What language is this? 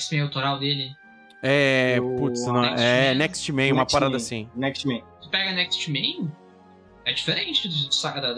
Portuguese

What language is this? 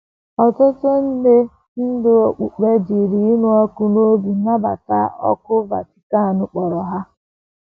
Igbo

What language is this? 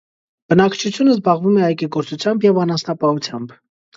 Armenian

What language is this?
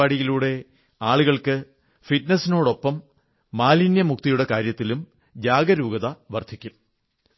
Malayalam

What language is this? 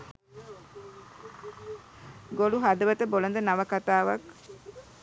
Sinhala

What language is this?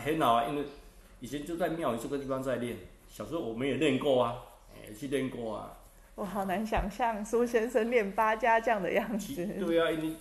Chinese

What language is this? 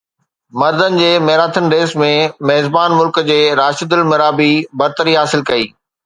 Sindhi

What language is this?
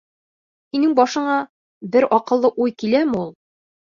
Bashkir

